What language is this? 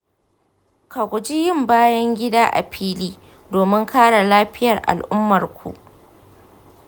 Hausa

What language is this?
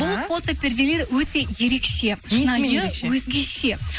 Kazakh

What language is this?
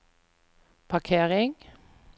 Norwegian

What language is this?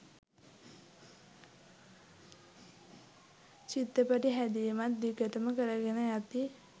Sinhala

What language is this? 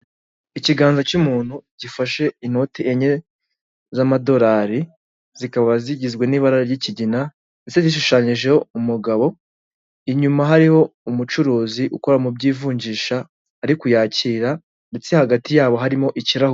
Kinyarwanda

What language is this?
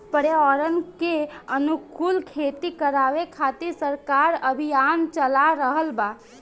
Bhojpuri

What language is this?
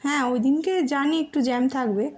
Bangla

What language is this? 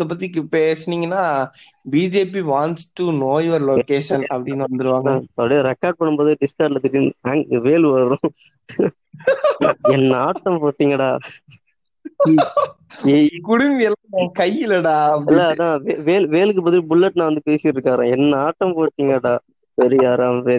Tamil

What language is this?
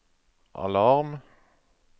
Norwegian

